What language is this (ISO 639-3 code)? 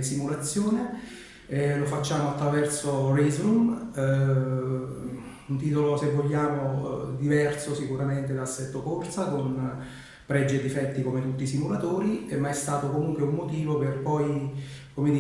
ita